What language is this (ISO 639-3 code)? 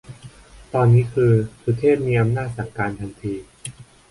tha